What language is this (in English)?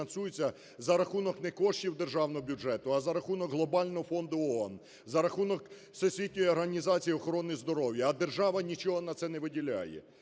Ukrainian